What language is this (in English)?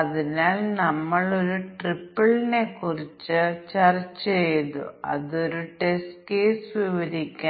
Malayalam